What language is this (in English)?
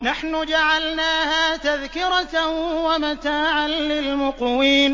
Arabic